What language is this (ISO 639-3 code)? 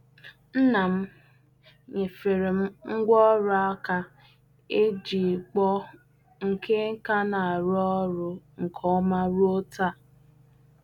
ibo